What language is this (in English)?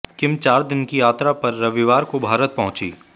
Hindi